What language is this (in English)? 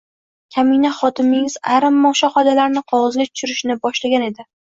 Uzbek